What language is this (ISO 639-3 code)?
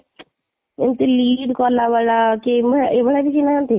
ori